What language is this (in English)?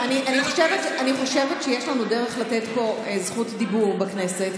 Hebrew